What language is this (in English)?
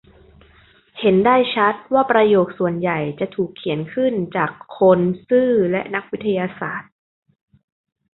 Thai